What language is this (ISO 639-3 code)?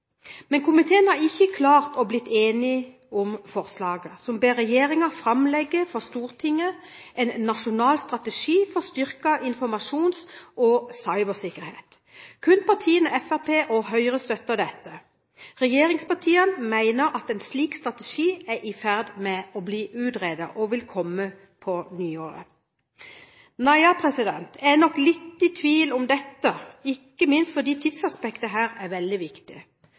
nob